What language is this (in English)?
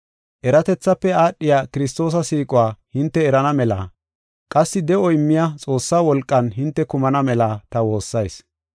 Gofa